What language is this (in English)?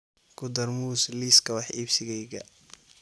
Somali